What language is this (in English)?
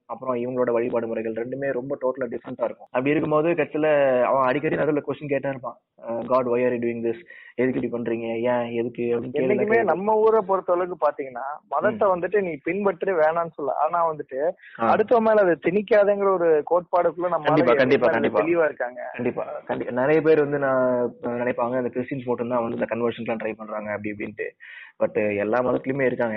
Tamil